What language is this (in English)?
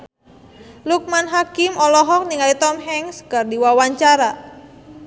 Sundanese